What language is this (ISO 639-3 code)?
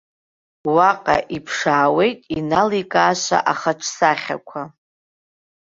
abk